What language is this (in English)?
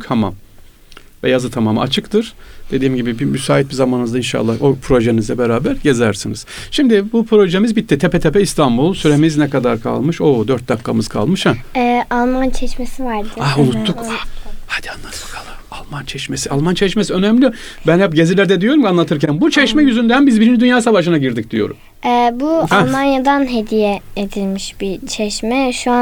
Turkish